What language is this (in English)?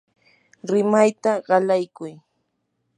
Yanahuanca Pasco Quechua